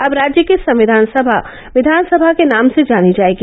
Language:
Hindi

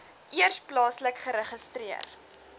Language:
Afrikaans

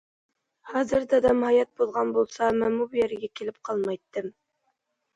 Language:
Uyghur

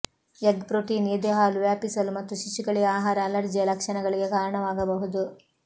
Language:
Kannada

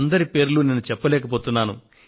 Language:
Telugu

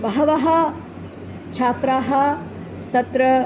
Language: Sanskrit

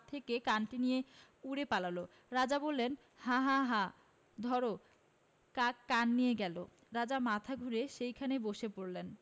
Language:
Bangla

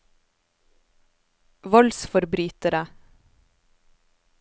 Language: Norwegian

